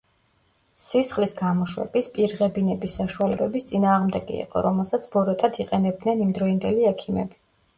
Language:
Georgian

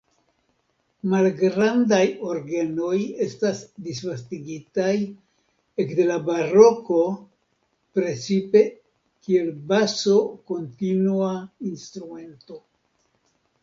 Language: Esperanto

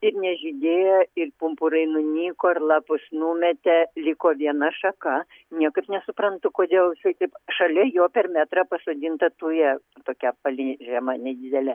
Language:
Lithuanian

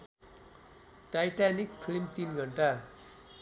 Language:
Nepali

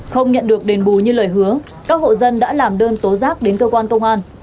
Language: Vietnamese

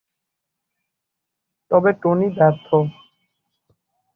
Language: Bangla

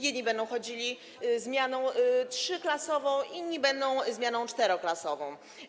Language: Polish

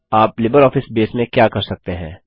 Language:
Hindi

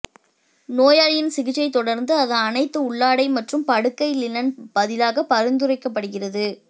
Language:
Tamil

